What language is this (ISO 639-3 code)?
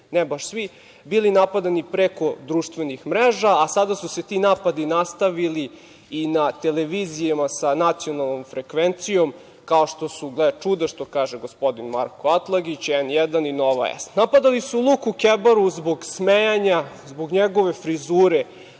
srp